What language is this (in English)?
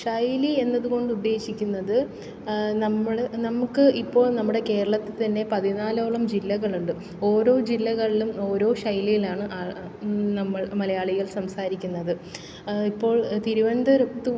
Malayalam